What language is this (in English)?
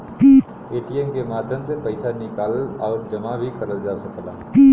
Bhojpuri